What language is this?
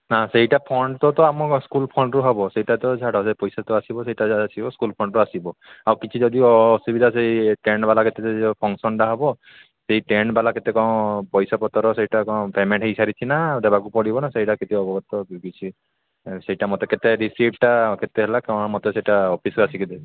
Odia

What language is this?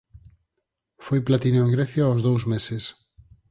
Galician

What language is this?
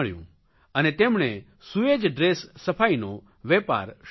Gujarati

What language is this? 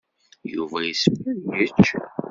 Kabyle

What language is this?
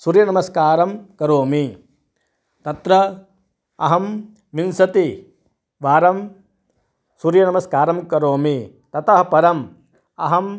Sanskrit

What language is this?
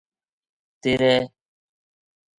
Gujari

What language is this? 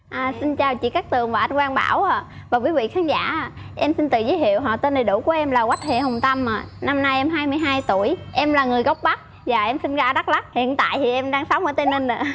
Vietnamese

